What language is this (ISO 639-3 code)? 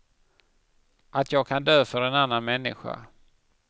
swe